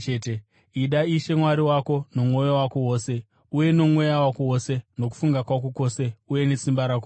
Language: Shona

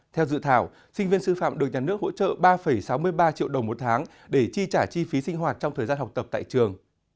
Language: Vietnamese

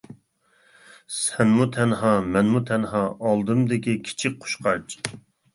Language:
Uyghur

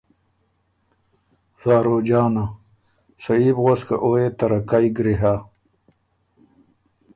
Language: Ormuri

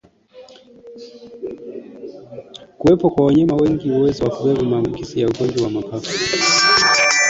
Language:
Swahili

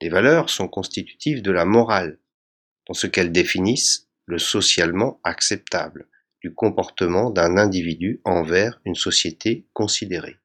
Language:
French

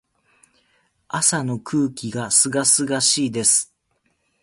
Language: Japanese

